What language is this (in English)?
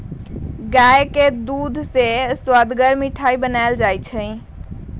Magahi